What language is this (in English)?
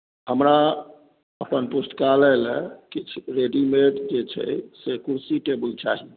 Maithili